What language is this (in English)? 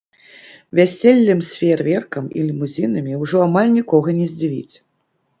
Belarusian